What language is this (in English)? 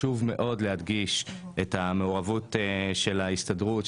Hebrew